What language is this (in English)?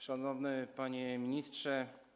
Polish